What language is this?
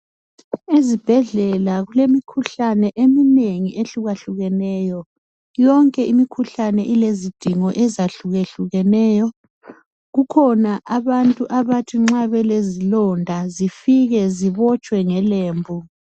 North Ndebele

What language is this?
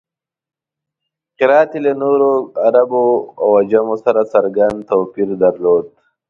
Pashto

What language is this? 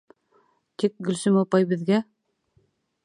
Bashkir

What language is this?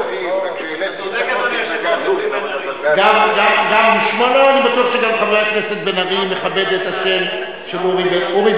Hebrew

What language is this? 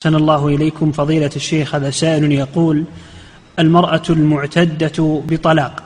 Arabic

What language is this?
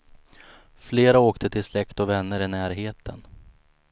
Swedish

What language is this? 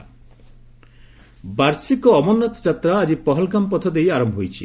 Odia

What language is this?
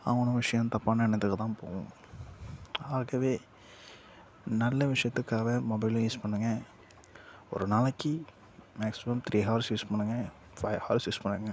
Tamil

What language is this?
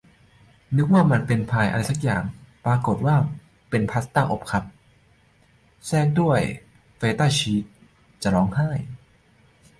Thai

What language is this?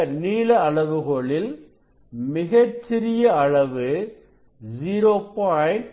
Tamil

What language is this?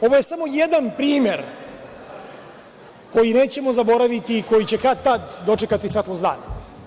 Serbian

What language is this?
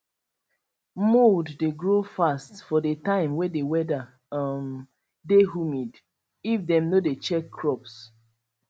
Nigerian Pidgin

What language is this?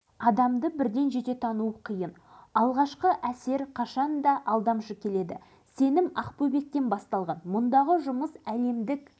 Kazakh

